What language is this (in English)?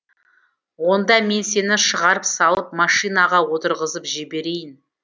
Kazakh